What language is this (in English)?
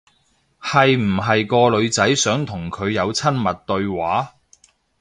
Cantonese